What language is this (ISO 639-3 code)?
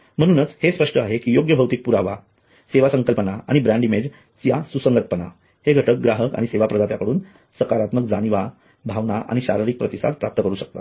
mar